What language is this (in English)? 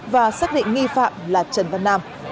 Vietnamese